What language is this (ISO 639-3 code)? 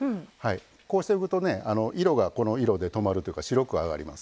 jpn